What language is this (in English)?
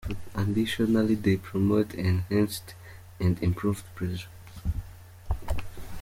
Kinyarwanda